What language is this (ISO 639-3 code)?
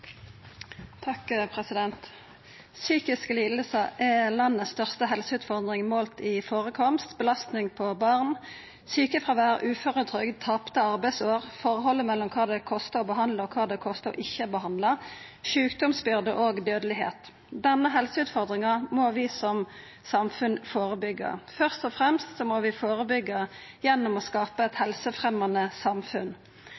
nno